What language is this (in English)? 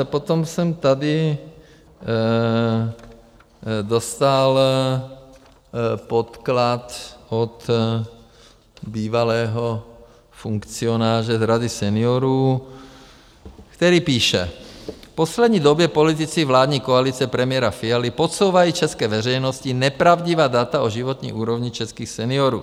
Czech